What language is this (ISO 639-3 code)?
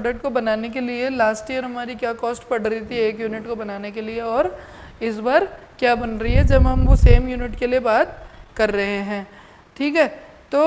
hin